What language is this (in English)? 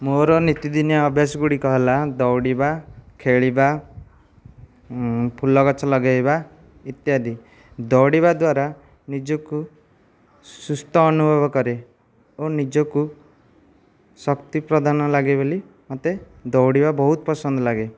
Odia